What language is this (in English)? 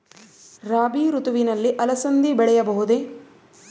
Kannada